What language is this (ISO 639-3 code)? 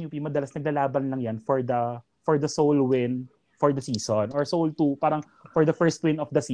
fil